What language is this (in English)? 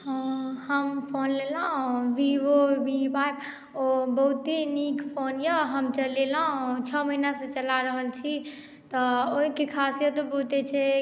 Maithili